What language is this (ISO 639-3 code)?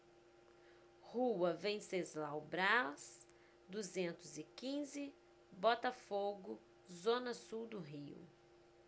por